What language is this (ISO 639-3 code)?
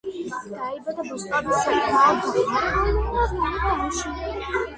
kat